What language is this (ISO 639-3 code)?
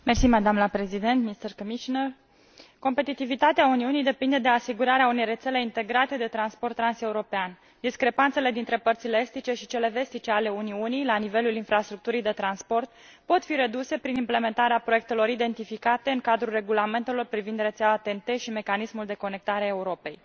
ron